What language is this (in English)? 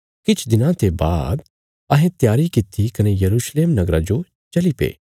Bilaspuri